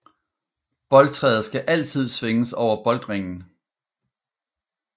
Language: Danish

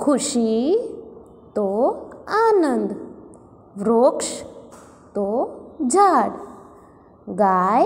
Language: Hindi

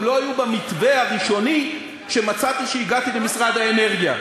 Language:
Hebrew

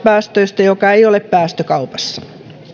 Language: Finnish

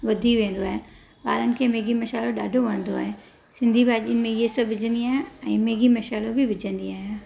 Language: Sindhi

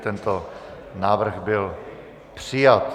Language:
Czech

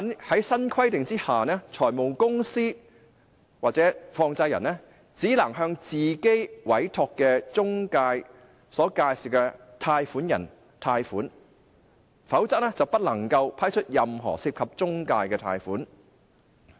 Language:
Cantonese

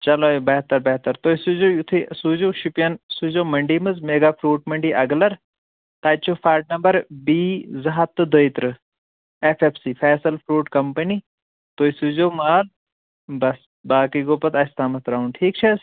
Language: Kashmiri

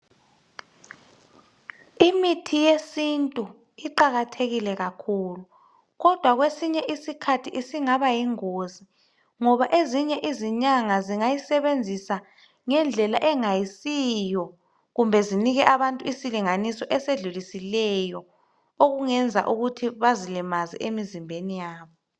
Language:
North Ndebele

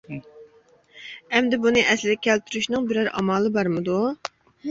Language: Uyghur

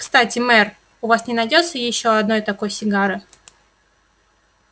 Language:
Russian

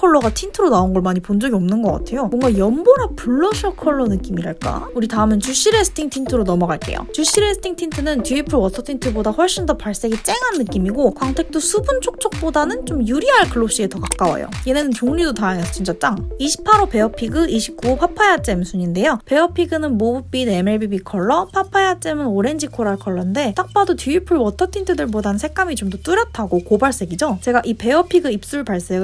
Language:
Korean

